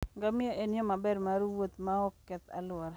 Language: Luo (Kenya and Tanzania)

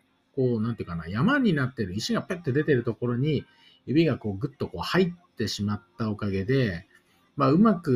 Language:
Japanese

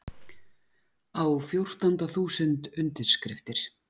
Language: Icelandic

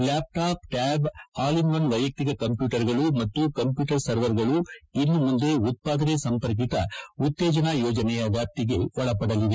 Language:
Kannada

